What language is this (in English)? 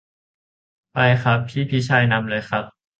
Thai